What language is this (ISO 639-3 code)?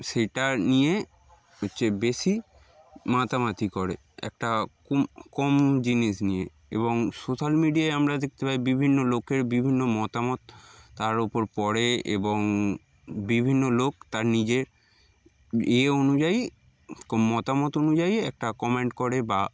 ben